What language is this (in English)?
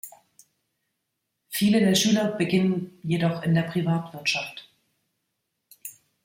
German